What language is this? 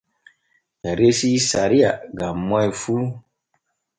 Borgu Fulfulde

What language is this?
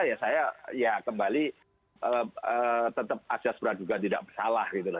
Indonesian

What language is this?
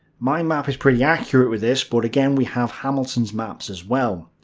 English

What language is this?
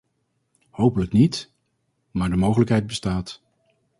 Dutch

